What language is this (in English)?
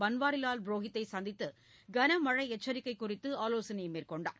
Tamil